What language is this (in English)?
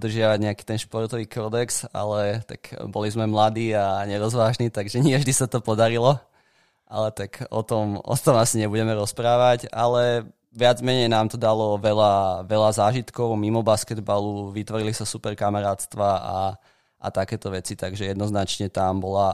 Slovak